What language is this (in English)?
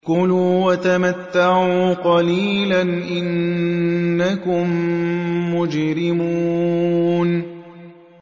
Arabic